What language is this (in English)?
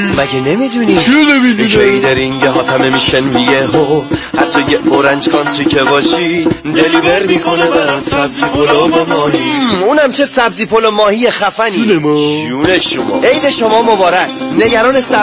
Persian